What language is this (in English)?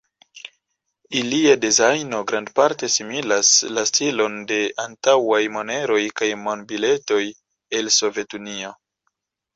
Esperanto